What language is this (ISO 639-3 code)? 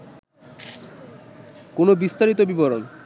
ben